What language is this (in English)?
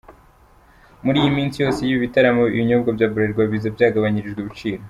Kinyarwanda